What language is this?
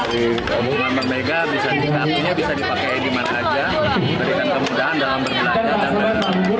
Indonesian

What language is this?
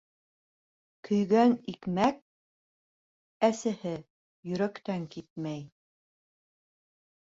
Bashkir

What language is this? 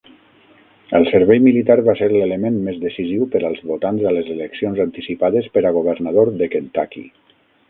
Catalan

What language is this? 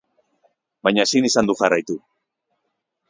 Basque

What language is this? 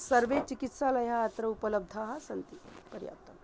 Sanskrit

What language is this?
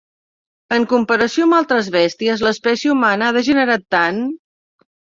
Catalan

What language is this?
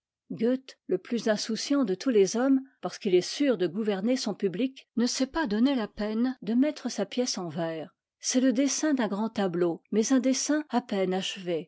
French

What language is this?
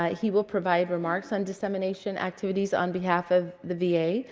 English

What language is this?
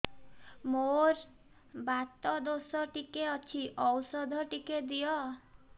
Odia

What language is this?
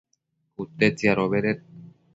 Matsés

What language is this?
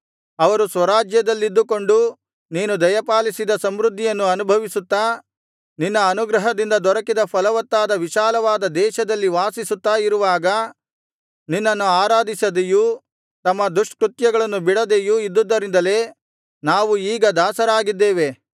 Kannada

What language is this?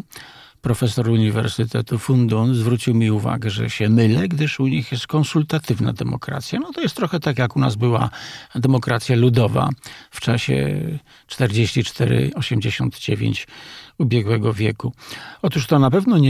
Polish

